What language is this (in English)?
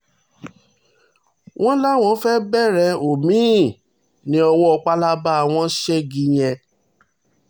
Yoruba